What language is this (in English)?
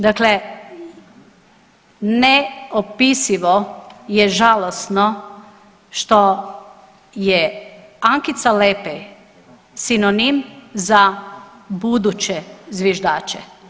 Croatian